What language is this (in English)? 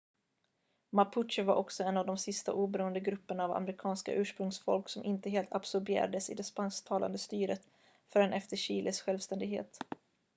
Swedish